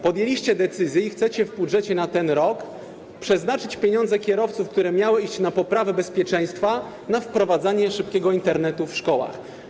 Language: Polish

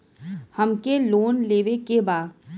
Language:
Bhojpuri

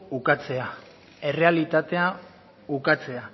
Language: Basque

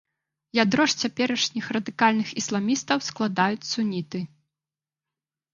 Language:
Belarusian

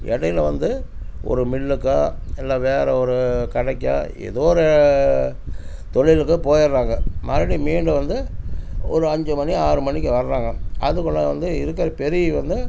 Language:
Tamil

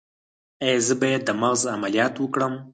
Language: Pashto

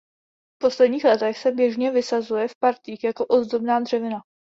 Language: Czech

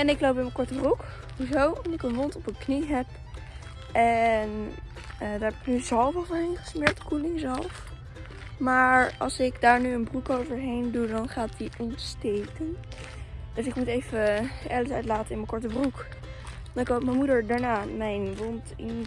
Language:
Dutch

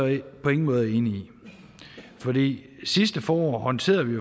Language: Danish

